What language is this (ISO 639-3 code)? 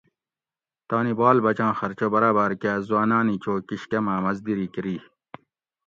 gwc